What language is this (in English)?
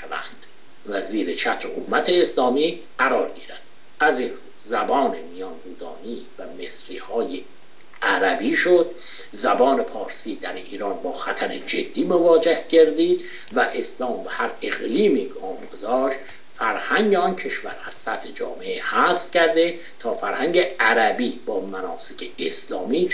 Persian